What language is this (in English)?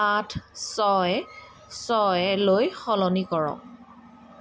Assamese